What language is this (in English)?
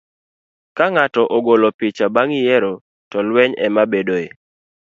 Luo (Kenya and Tanzania)